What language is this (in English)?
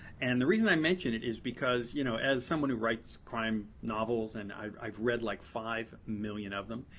English